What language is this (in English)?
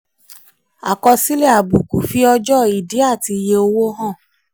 Yoruba